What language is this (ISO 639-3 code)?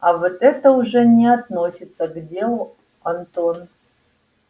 rus